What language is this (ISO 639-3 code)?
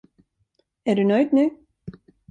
swe